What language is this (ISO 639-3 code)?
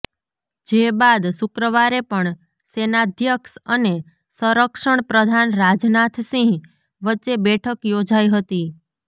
guj